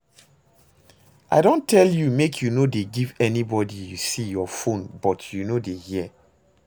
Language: Nigerian Pidgin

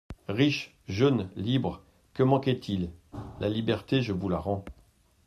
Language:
French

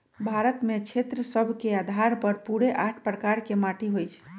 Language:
Magahi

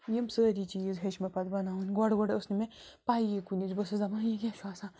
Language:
Kashmiri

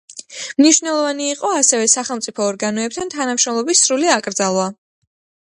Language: Georgian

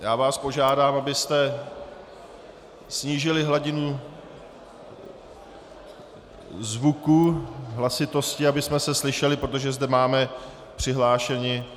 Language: Czech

